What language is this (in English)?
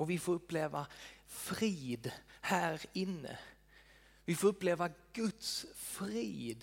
Swedish